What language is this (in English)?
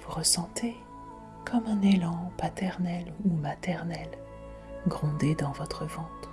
French